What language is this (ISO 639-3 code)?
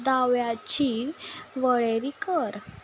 kok